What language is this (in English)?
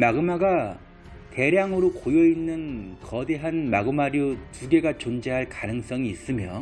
Korean